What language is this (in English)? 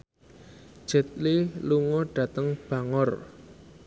Javanese